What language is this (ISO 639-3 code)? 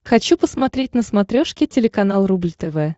rus